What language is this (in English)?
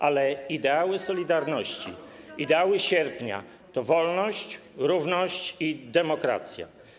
Polish